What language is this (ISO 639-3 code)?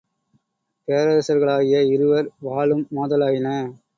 tam